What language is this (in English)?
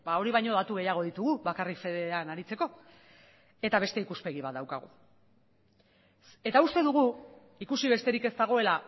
Basque